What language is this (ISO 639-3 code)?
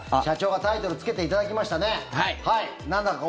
jpn